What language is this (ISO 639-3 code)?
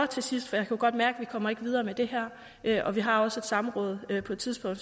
dan